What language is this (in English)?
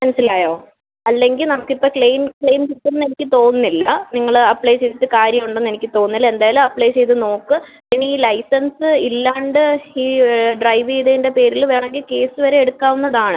Malayalam